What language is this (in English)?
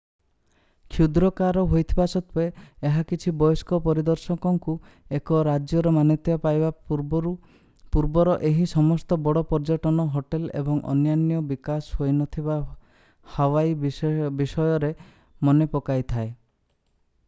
Odia